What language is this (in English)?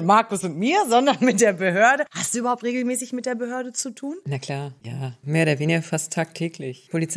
German